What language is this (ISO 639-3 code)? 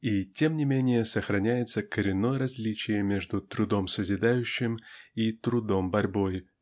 rus